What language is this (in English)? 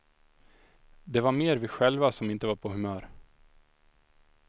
Swedish